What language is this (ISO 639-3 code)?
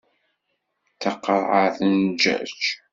kab